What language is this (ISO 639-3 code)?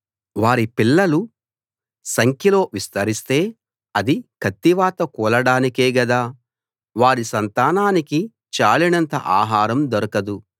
tel